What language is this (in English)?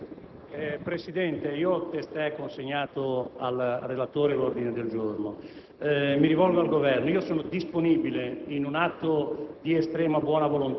Italian